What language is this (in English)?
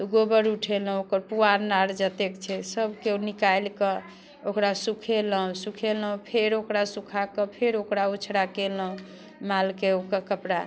Maithili